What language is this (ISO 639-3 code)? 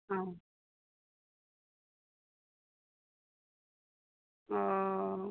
mai